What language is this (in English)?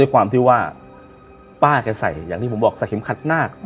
Thai